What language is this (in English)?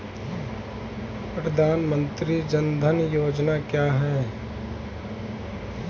Hindi